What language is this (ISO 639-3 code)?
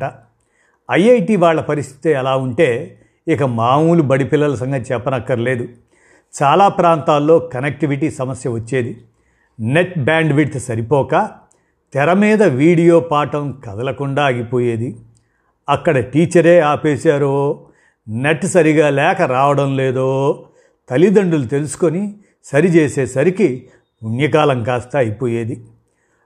tel